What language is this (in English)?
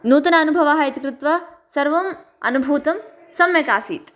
Sanskrit